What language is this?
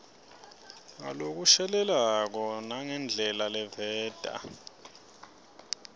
Swati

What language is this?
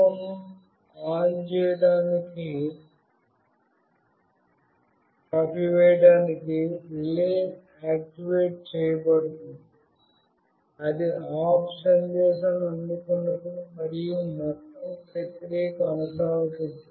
Telugu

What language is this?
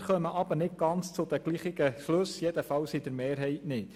Swiss German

